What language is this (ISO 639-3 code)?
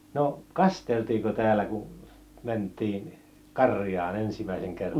fin